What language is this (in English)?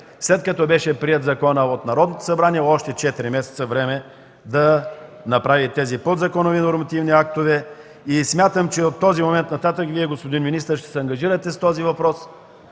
Bulgarian